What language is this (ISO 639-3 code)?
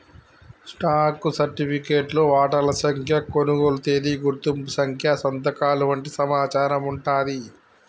tel